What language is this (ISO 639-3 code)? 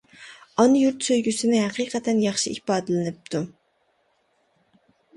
uig